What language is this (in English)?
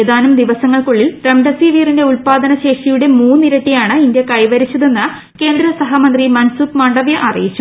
Malayalam